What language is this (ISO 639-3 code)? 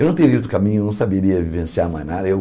por